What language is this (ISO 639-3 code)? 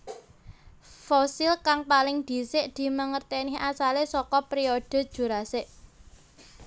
jav